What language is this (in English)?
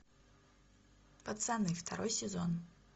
Russian